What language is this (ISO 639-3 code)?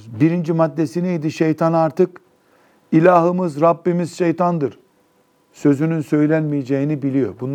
tur